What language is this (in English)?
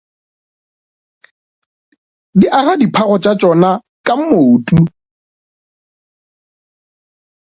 Northern Sotho